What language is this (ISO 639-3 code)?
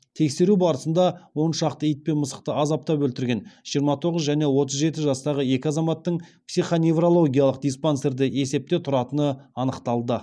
kaz